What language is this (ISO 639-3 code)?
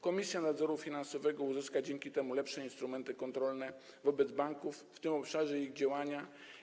pol